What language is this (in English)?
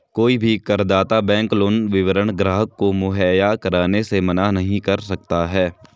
Hindi